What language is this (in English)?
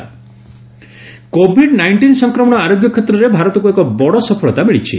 Odia